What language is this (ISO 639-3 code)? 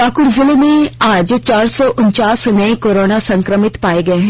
hin